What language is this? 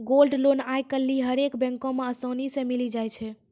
Maithili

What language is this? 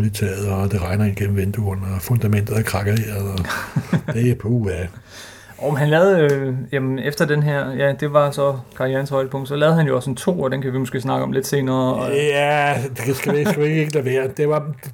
Danish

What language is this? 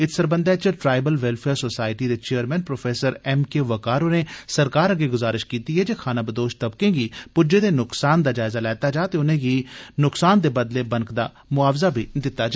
Dogri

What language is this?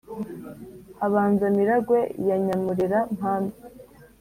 Kinyarwanda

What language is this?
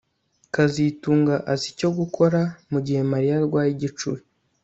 Kinyarwanda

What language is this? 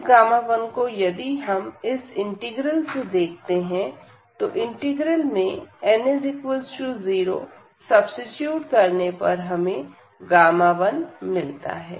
Hindi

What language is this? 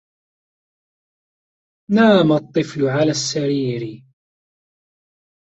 Arabic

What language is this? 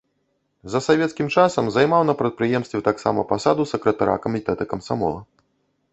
Belarusian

